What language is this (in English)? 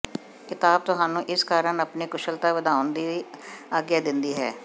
Punjabi